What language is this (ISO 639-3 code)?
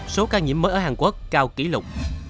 vie